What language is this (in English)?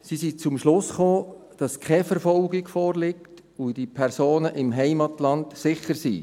Swiss German